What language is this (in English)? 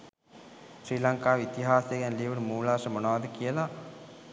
Sinhala